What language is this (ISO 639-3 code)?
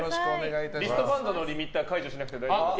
jpn